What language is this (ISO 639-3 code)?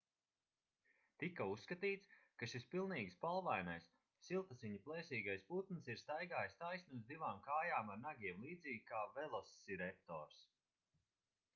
lav